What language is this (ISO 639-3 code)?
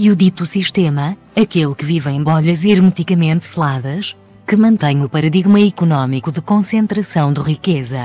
por